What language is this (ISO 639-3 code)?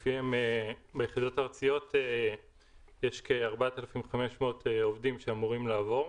heb